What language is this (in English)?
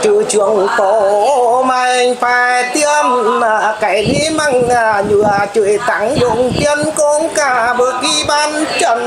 Vietnamese